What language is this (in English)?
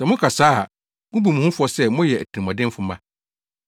Akan